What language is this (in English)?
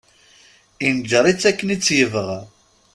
Kabyle